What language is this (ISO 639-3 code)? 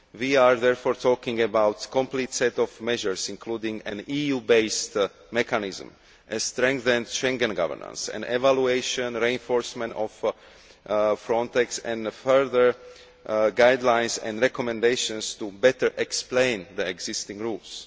eng